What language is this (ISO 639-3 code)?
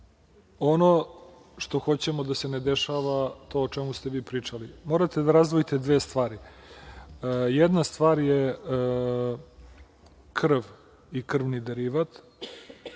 srp